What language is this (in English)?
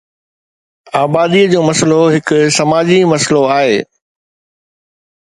Sindhi